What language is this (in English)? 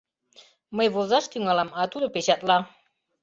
Mari